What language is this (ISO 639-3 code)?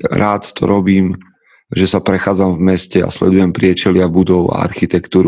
slk